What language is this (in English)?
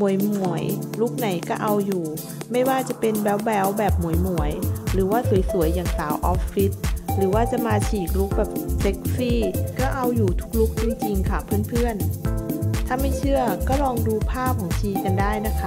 Thai